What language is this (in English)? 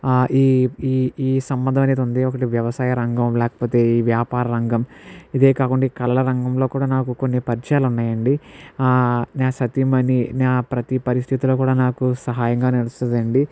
Telugu